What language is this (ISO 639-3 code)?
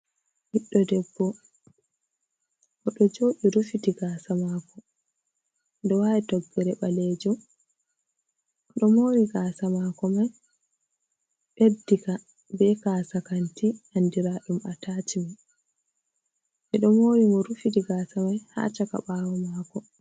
ful